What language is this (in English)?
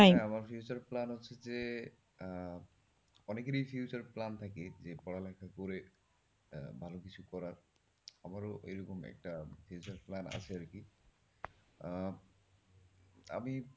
Bangla